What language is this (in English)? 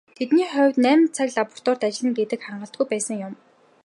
Mongolian